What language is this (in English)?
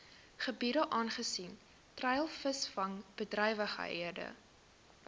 Afrikaans